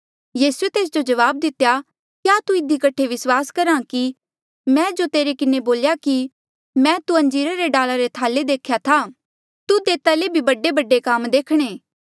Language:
Mandeali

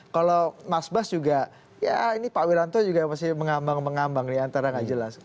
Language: Indonesian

